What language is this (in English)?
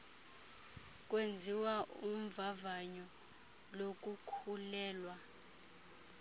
Xhosa